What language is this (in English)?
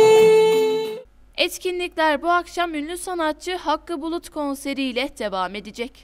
Turkish